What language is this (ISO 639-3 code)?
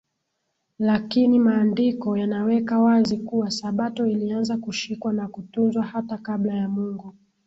swa